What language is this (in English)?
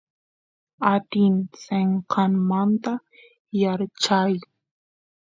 Santiago del Estero Quichua